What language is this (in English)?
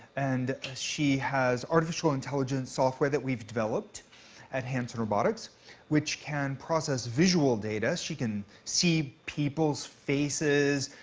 English